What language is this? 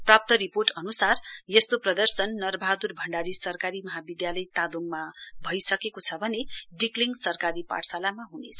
Nepali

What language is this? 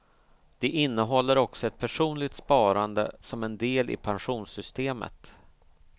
Swedish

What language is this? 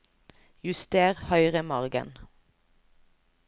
Norwegian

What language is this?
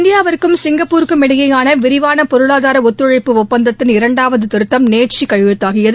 Tamil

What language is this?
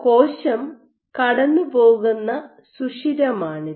Malayalam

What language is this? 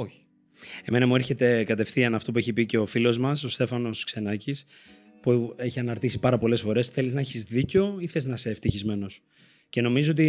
Greek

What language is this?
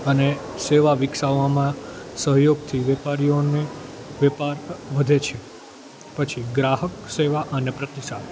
Gujarati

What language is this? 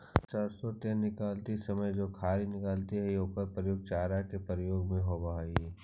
Magahi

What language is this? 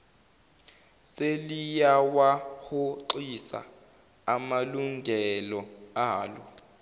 Zulu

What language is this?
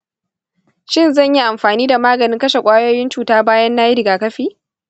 Hausa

